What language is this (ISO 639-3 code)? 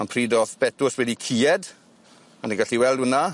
cym